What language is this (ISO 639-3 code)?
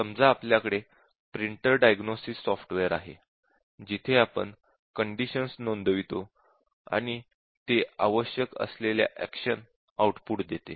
mar